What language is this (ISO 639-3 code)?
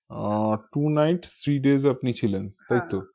ben